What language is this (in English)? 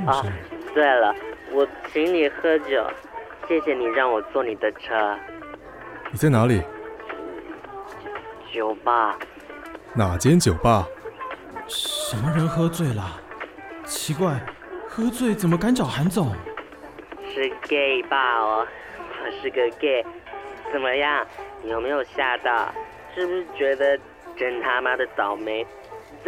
Chinese